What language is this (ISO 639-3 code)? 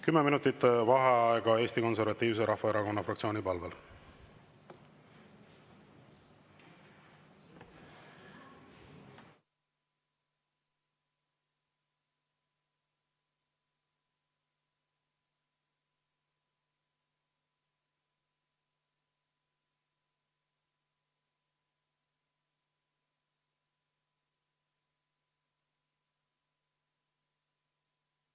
est